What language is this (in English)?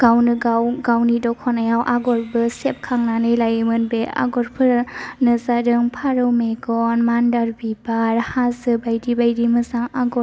Bodo